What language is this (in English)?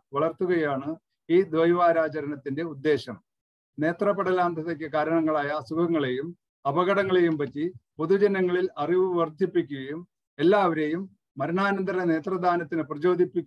Hindi